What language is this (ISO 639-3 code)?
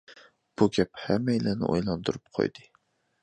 uig